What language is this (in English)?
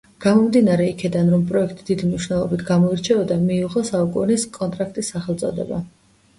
Georgian